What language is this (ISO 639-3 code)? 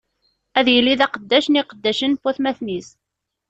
kab